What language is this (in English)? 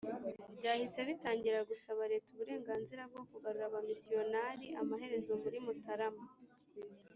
Kinyarwanda